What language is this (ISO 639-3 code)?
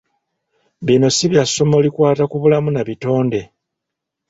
lug